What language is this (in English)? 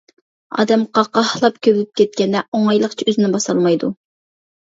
Uyghur